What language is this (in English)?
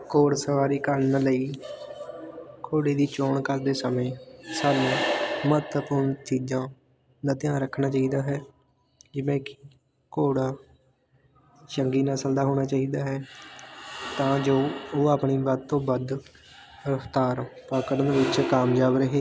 Punjabi